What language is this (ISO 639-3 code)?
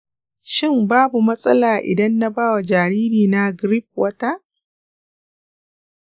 hau